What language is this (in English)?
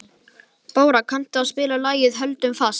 Icelandic